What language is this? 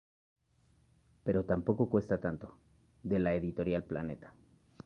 Spanish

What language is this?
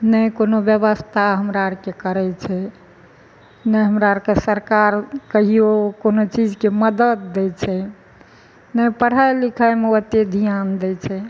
Maithili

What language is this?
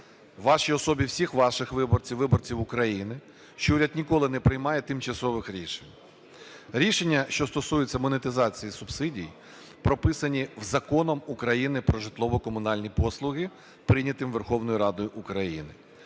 Ukrainian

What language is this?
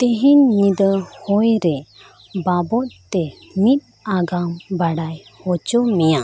Santali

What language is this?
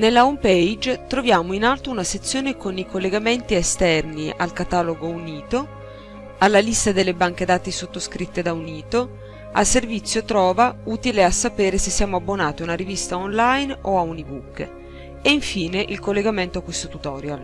Italian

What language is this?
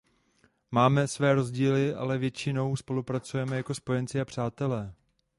Czech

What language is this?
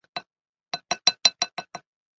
Chinese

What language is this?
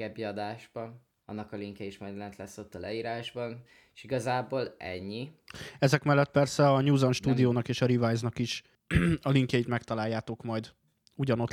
Hungarian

